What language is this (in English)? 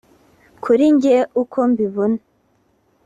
Kinyarwanda